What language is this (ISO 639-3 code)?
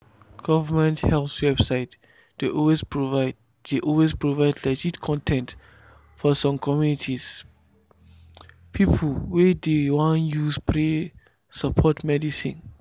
pcm